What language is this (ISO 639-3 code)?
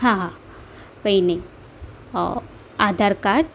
guj